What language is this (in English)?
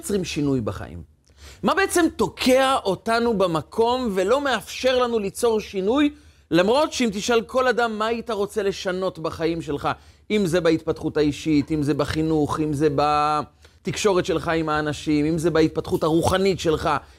Hebrew